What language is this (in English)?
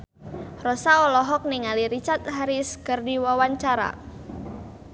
Sundanese